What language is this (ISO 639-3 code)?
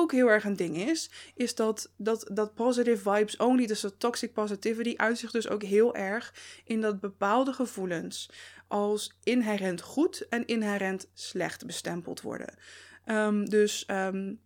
nld